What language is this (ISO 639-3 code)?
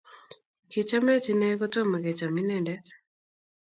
kln